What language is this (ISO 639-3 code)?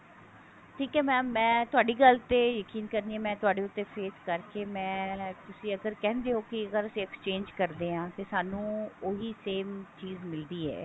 pan